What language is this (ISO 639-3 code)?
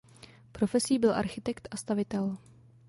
ces